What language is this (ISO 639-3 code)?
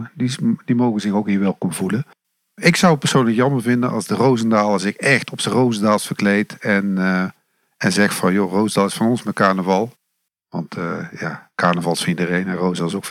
nld